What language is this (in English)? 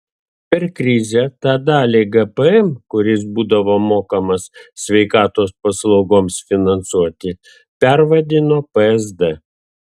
Lithuanian